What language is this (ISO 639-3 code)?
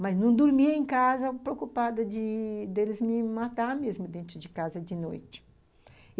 por